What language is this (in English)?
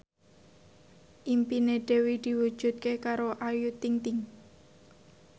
Javanese